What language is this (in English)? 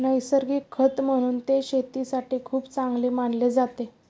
Marathi